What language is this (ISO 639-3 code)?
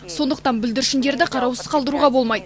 kaz